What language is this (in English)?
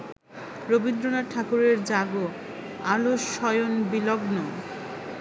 Bangla